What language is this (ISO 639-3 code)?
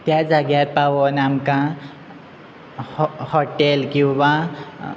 kok